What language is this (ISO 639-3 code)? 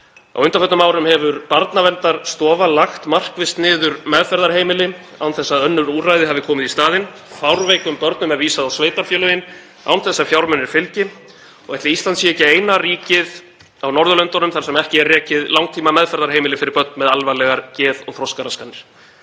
isl